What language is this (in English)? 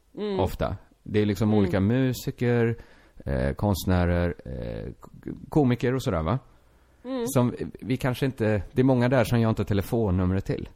Swedish